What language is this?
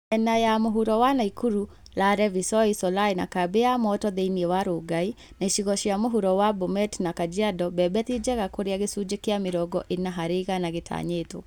Kikuyu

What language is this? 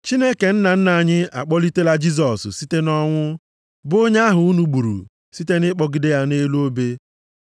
Igbo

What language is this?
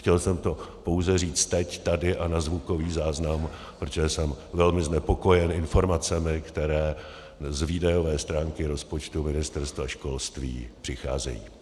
Czech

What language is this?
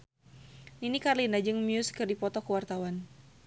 Sundanese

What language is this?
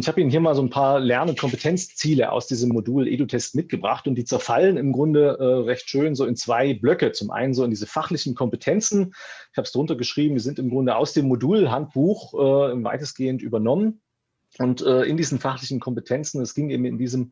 German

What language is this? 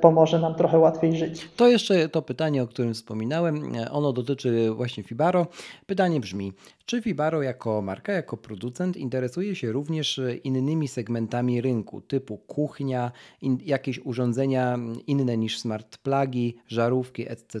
Polish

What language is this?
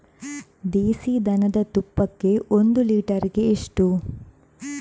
Kannada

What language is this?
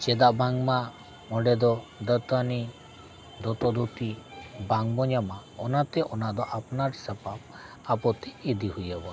Santali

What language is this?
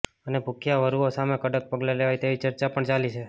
Gujarati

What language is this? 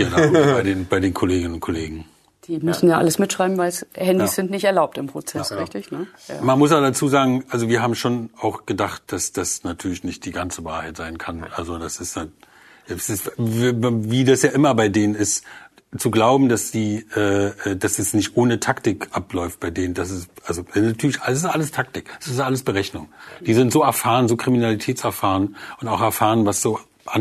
German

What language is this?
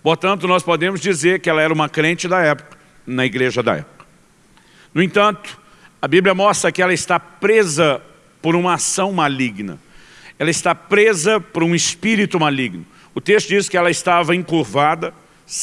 Portuguese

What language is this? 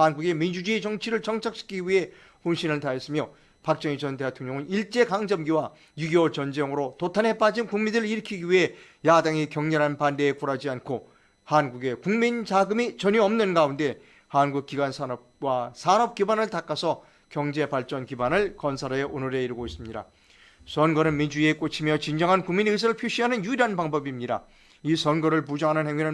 Korean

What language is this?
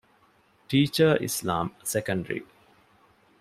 Divehi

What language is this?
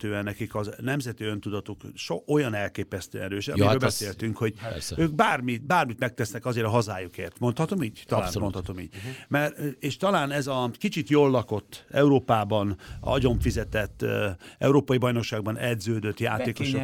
Hungarian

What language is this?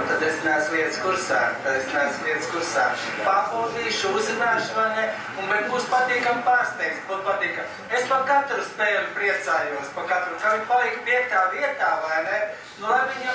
Latvian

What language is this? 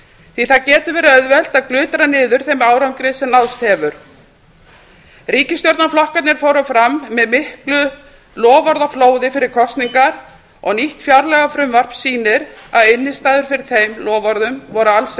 Icelandic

